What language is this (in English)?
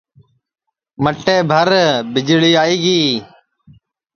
Sansi